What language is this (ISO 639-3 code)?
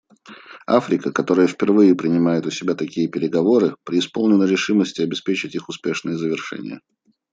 rus